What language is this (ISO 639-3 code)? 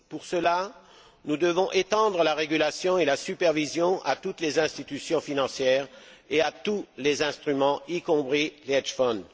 fra